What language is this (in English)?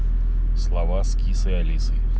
Russian